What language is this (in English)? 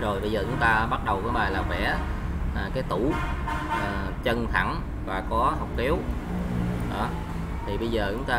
Vietnamese